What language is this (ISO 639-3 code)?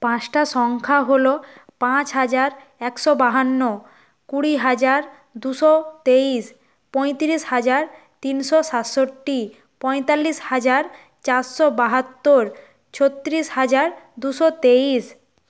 ben